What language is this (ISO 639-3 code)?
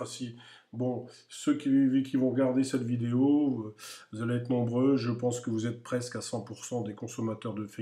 fra